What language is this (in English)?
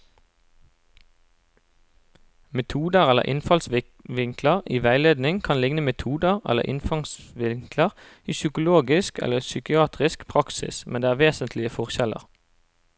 Norwegian